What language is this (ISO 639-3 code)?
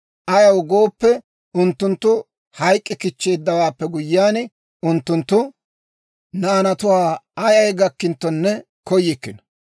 dwr